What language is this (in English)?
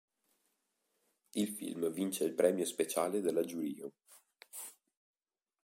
Italian